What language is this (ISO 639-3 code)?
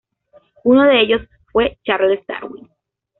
spa